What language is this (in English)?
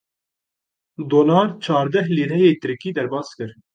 Kurdish